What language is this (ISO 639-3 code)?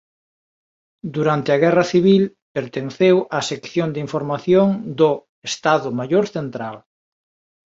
glg